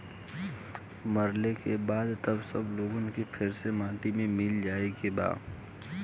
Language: Bhojpuri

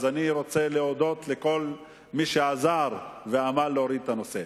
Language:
Hebrew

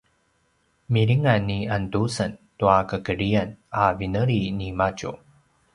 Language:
Paiwan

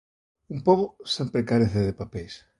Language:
Galician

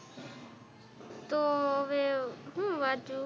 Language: Gujarati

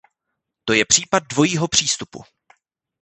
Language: Czech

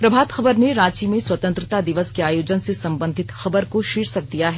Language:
Hindi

